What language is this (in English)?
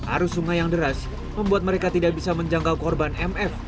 Indonesian